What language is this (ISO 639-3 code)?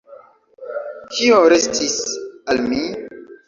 epo